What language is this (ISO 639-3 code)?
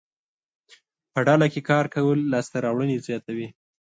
pus